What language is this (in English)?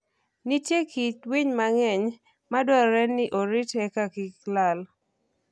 Luo (Kenya and Tanzania)